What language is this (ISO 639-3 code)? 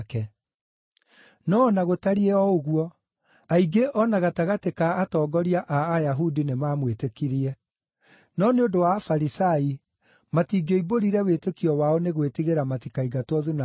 kik